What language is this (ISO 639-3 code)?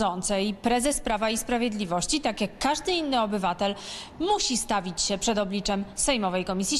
pol